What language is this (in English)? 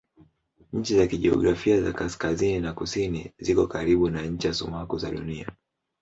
Swahili